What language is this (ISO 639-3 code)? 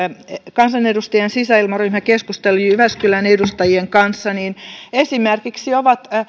fin